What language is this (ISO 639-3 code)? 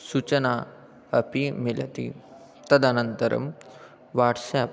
san